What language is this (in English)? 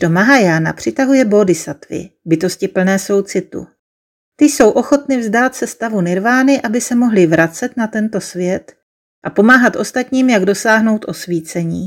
Czech